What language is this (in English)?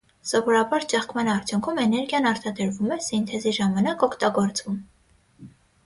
Armenian